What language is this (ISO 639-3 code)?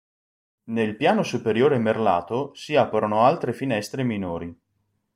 ita